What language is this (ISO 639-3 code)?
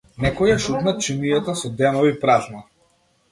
mkd